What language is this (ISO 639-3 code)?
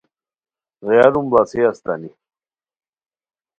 khw